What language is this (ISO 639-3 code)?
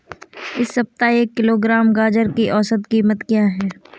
hin